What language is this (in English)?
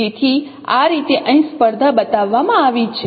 Gujarati